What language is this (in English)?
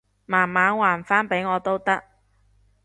Cantonese